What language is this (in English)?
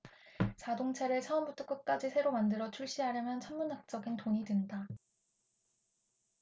Korean